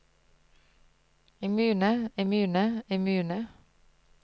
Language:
Norwegian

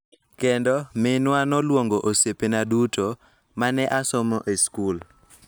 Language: Luo (Kenya and Tanzania)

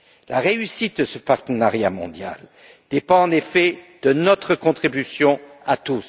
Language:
French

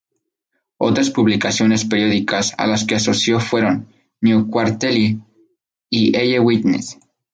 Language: Spanish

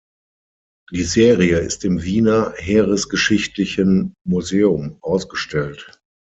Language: German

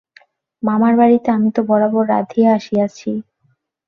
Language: Bangla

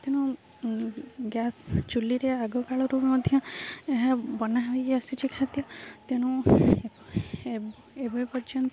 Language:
Odia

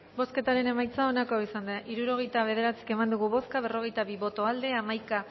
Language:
Basque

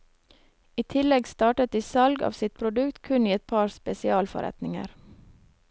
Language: Norwegian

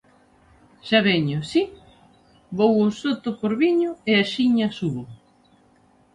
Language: Galician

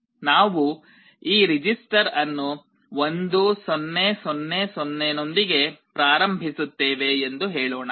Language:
Kannada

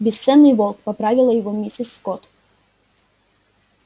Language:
Russian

